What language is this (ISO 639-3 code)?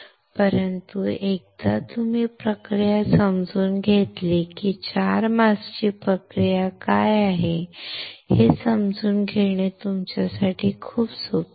mar